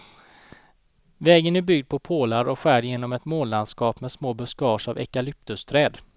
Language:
Swedish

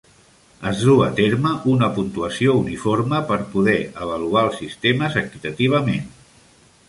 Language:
Catalan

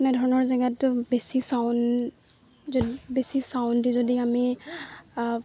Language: Assamese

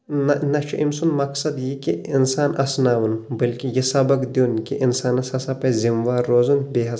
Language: Kashmiri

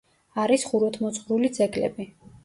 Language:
Georgian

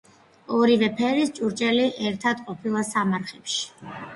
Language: Georgian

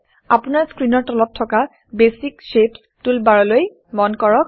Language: Assamese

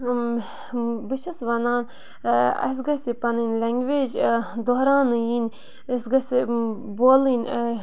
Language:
Kashmiri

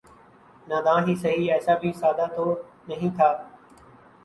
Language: Urdu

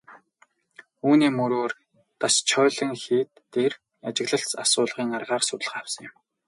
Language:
Mongolian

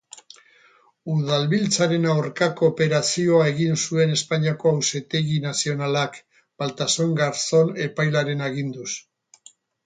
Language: Basque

